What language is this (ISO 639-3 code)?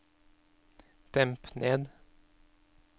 nor